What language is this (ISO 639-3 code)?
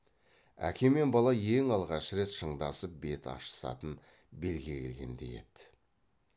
kaz